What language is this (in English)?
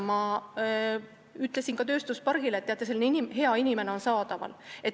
Estonian